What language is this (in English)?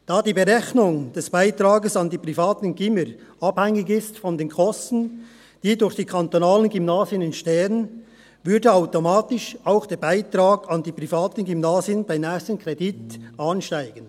Swiss German